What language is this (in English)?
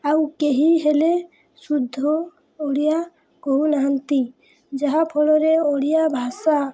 Odia